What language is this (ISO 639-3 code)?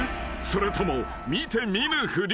jpn